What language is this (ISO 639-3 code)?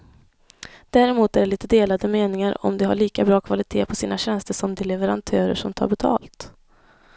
swe